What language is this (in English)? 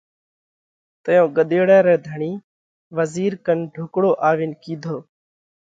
Parkari Koli